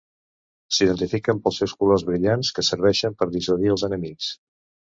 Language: Catalan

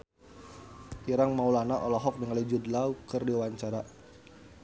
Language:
Sundanese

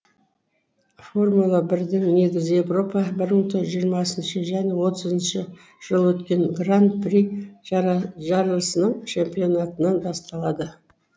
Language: Kazakh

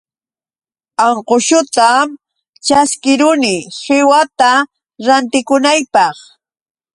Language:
Yauyos Quechua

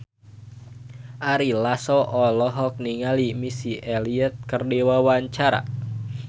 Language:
Sundanese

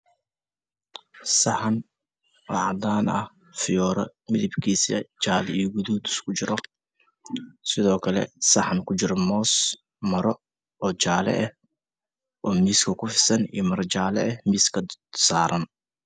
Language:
Somali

